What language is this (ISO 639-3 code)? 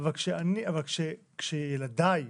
heb